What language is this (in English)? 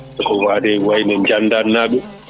Fula